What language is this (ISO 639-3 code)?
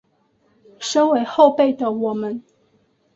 zho